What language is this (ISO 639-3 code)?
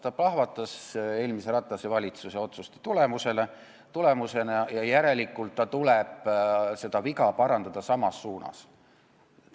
est